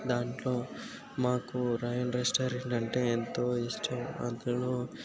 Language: Telugu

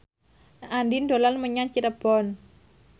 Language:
Javanese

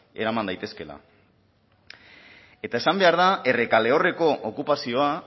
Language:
Basque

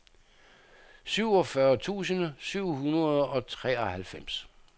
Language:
Danish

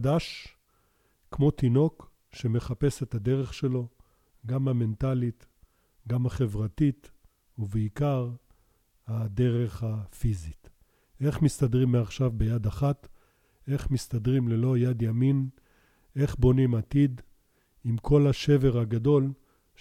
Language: Hebrew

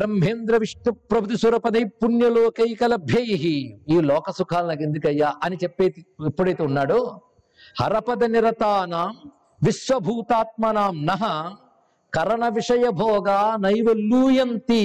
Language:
Telugu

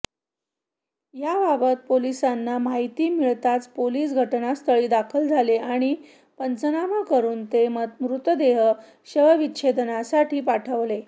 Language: Marathi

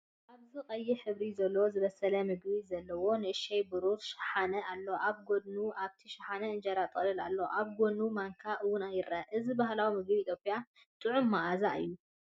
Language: Tigrinya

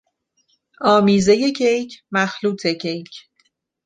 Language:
Persian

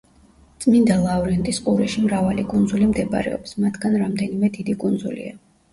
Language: Georgian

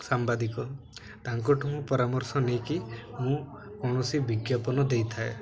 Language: Odia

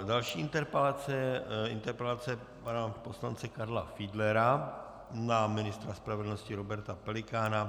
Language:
Czech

